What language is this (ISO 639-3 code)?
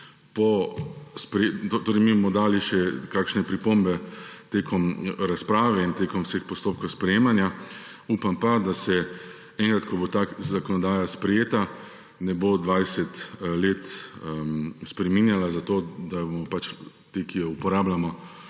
slv